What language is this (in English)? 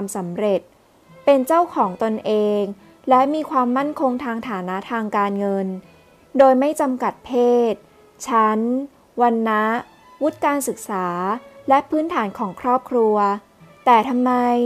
Thai